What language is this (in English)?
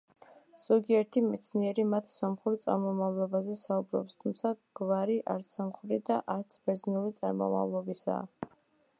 Georgian